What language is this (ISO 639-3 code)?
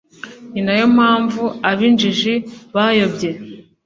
kin